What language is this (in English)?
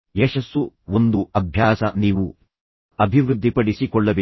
Kannada